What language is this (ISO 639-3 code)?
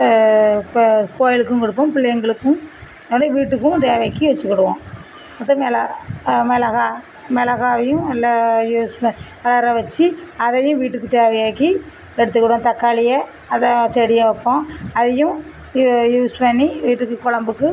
tam